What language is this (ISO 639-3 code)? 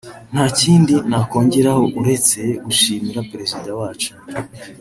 kin